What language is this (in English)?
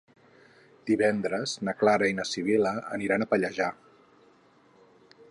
Catalan